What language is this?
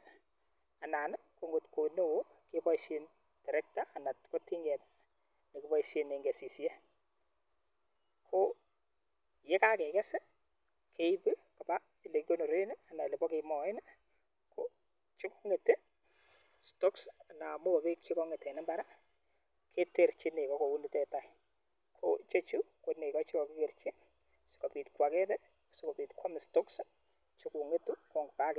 Kalenjin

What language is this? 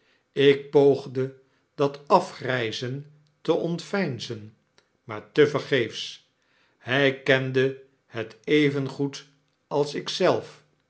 Dutch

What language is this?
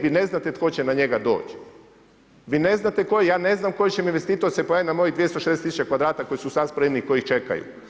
Croatian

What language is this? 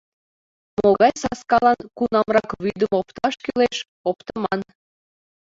Mari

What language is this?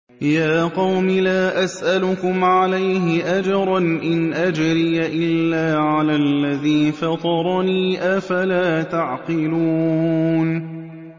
Arabic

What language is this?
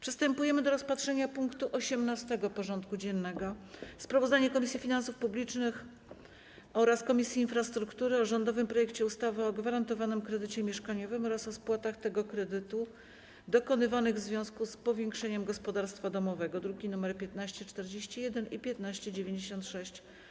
Polish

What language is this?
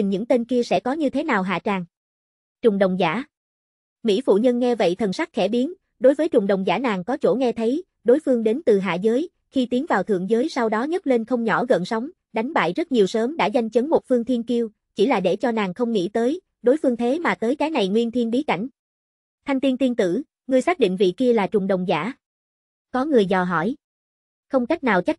Vietnamese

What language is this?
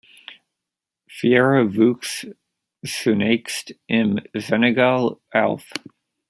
German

